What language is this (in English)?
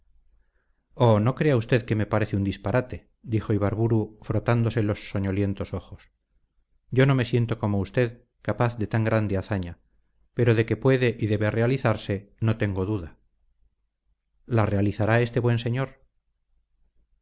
Spanish